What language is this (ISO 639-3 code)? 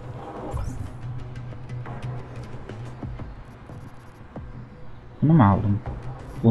tur